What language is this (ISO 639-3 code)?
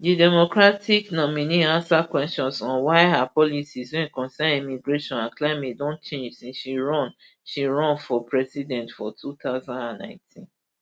pcm